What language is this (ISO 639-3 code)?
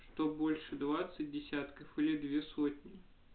rus